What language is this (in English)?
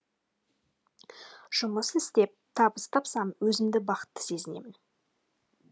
Kazakh